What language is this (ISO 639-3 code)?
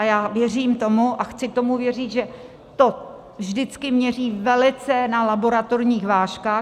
ces